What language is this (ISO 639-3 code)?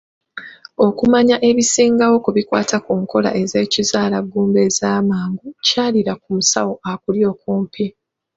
lug